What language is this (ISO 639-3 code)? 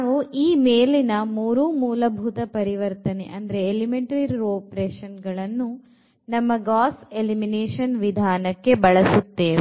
kan